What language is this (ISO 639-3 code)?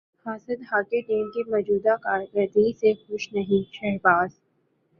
urd